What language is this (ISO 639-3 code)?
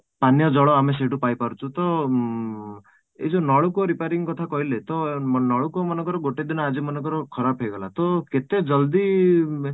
ori